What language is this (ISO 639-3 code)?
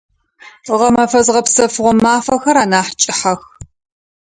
ady